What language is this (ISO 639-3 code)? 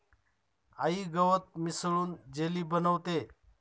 mar